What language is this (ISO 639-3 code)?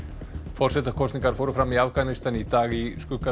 isl